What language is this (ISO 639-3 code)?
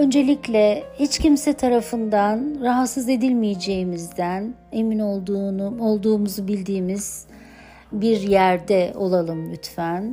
tur